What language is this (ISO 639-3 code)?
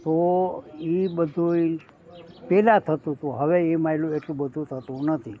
guj